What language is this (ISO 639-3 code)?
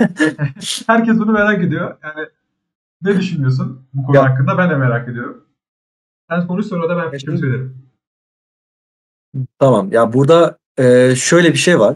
tur